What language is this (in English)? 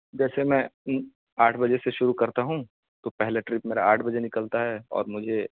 Urdu